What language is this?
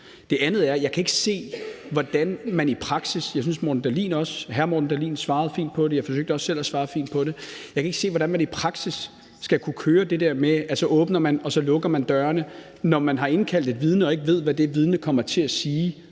Danish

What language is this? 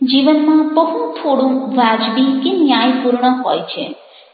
Gujarati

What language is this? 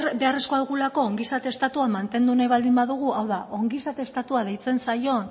Basque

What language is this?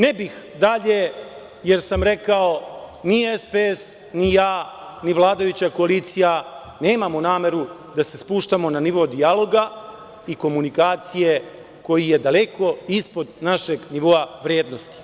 Serbian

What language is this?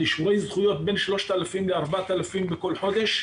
Hebrew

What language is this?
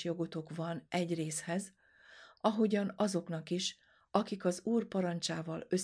Hungarian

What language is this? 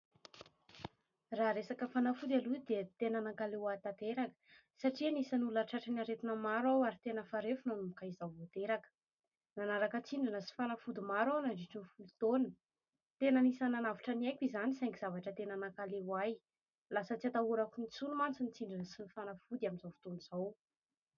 Malagasy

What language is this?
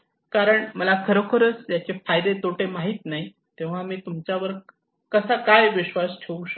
Marathi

